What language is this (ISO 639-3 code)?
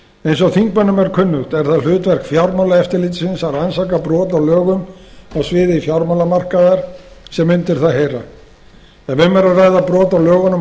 isl